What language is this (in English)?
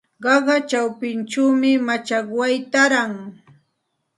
Santa Ana de Tusi Pasco Quechua